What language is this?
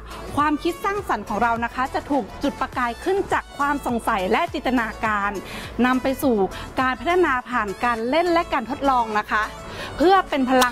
Thai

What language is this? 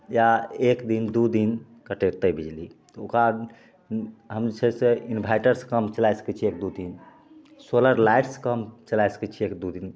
Maithili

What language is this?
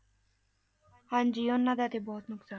Punjabi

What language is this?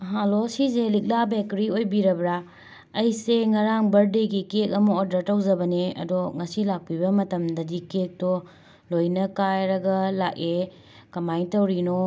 Manipuri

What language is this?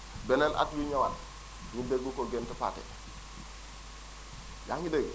Wolof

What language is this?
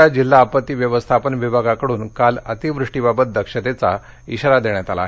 Marathi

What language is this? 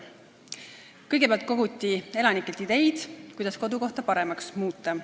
Estonian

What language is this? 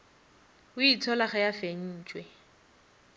Northern Sotho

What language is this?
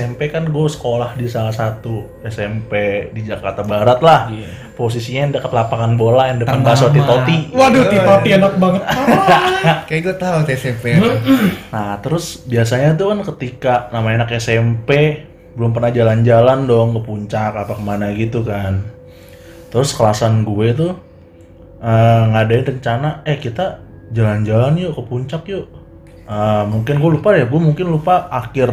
Indonesian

